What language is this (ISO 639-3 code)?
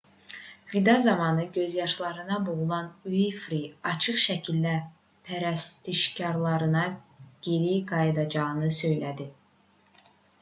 aze